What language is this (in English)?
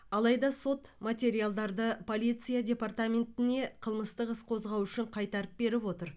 Kazakh